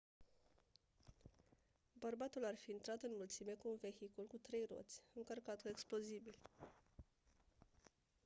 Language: Romanian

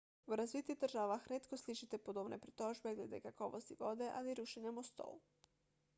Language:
Slovenian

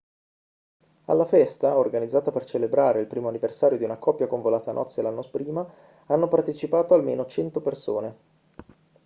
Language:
Italian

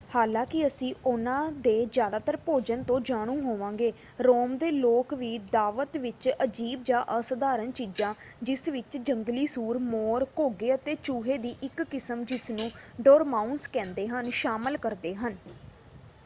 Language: Punjabi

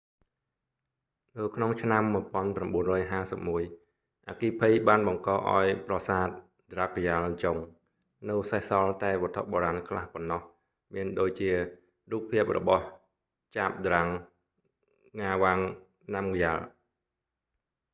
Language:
Khmer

